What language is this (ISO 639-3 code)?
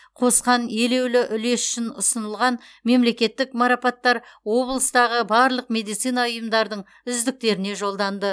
kaz